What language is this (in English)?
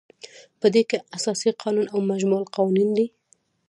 Pashto